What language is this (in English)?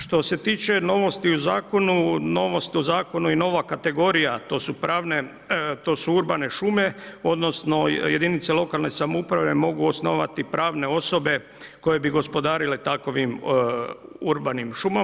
Croatian